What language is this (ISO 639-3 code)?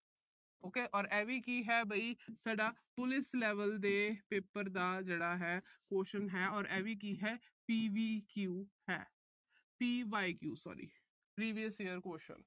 pan